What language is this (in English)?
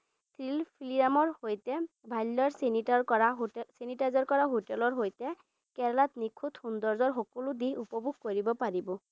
Assamese